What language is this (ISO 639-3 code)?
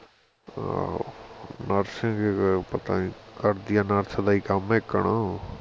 pan